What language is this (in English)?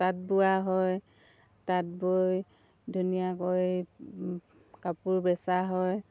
Assamese